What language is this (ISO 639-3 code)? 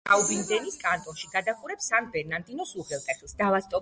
kat